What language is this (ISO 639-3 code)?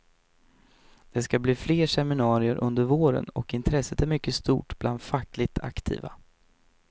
swe